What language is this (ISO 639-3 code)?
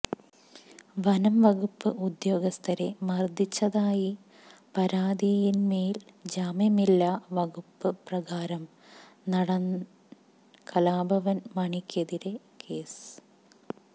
mal